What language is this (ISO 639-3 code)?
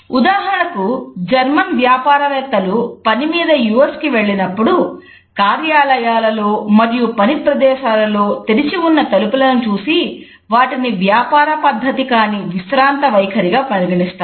tel